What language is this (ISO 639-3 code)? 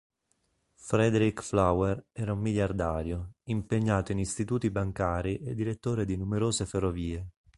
ita